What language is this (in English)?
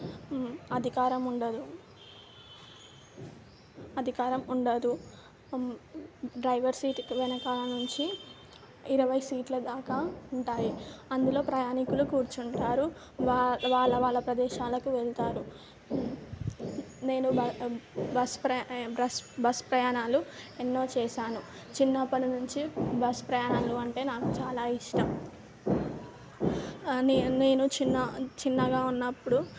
Telugu